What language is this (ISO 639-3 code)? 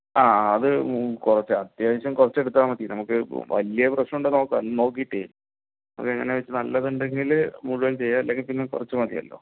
mal